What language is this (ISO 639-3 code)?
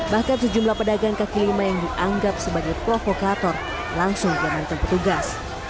ind